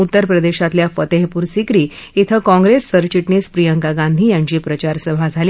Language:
Marathi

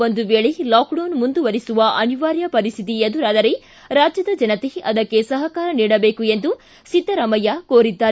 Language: Kannada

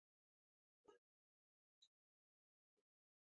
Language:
Chinese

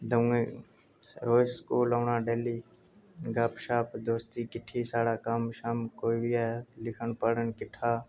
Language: Dogri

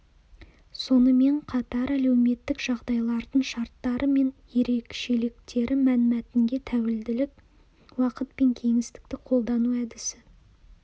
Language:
Kazakh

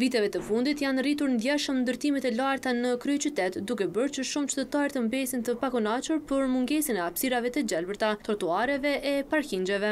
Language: Romanian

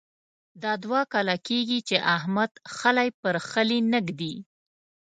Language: Pashto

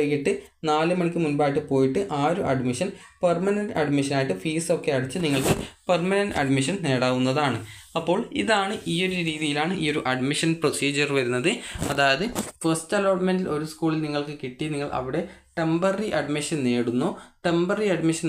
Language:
Malayalam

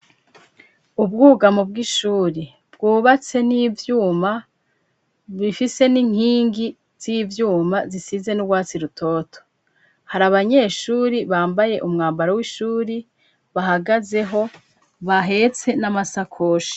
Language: Rundi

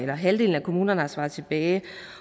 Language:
Danish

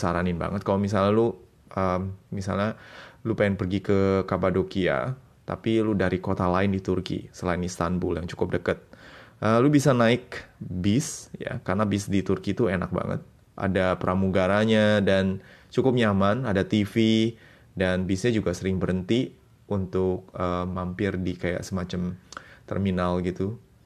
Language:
Indonesian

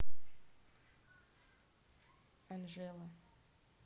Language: Russian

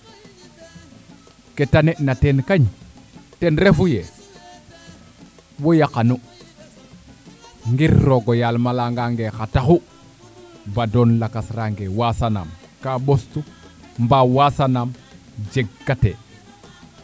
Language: Serer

